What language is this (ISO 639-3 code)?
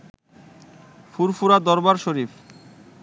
ben